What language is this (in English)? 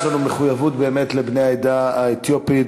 Hebrew